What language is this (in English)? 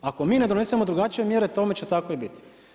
Croatian